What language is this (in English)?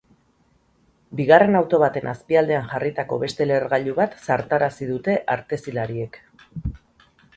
Basque